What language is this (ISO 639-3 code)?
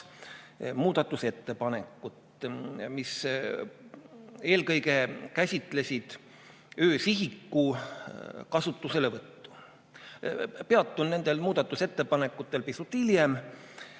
est